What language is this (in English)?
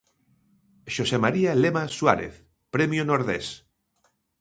Galician